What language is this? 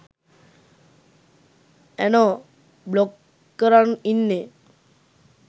Sinhala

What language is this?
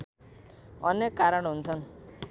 Nepali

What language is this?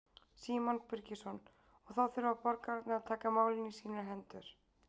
Icelandic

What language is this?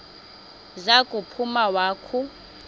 Xhosa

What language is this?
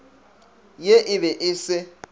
Northern Sotho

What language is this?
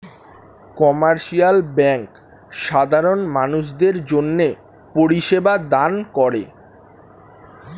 Bangla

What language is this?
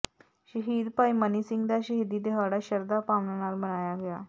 Punjabi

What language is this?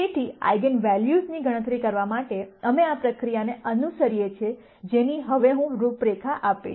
Gujarati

